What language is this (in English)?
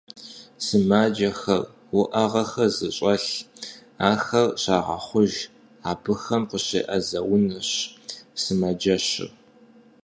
Kabardian